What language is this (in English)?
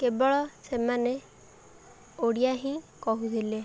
Odia